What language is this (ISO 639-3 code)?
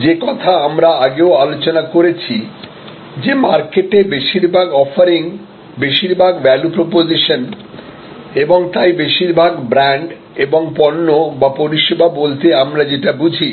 ben